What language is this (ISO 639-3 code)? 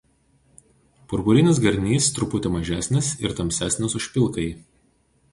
lit